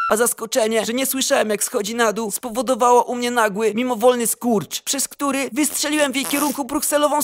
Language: Polish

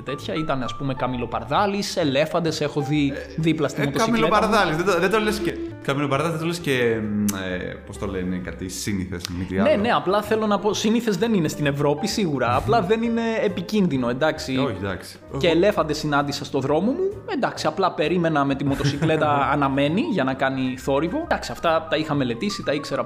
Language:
Greek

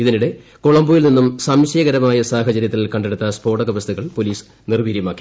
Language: Malayalam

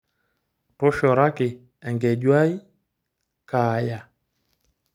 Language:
Masai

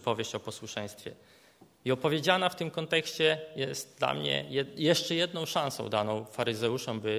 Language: Polish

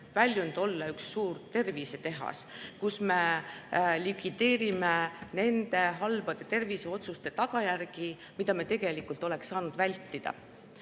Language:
Estonian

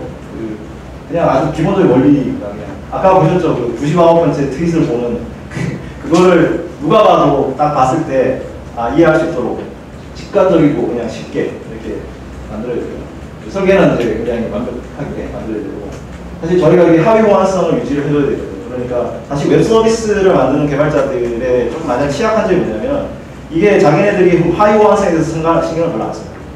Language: Korean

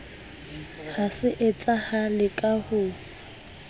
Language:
Southern Sotho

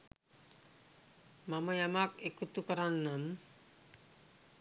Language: Sinhala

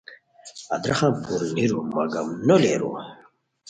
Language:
Khowar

